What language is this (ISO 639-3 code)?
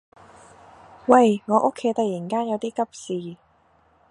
yue